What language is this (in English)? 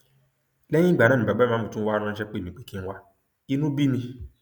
Yoruba